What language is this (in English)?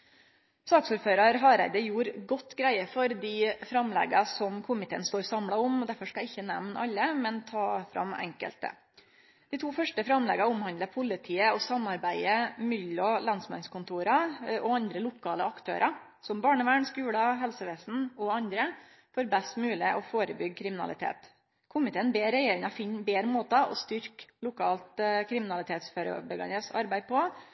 Norwegian Nynorsk